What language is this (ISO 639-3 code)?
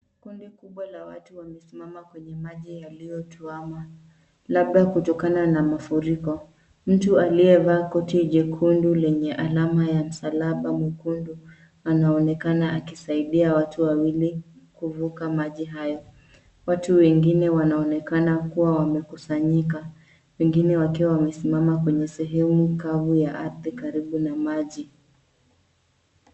swa